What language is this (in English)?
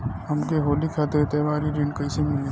Bhojpuri